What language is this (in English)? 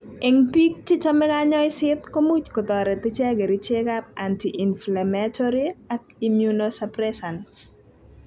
Kalenjin